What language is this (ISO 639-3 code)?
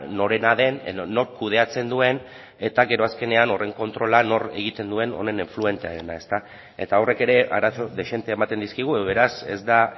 eus